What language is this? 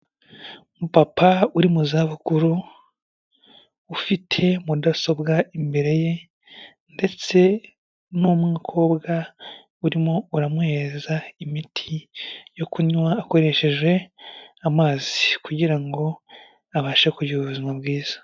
Kinyarwanda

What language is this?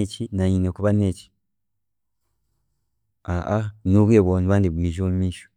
Chiga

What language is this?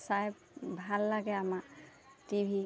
Assamese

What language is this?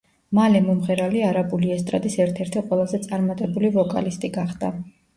Georgian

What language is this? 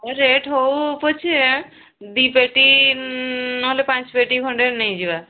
Odia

